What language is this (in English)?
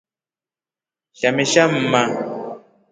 Rombo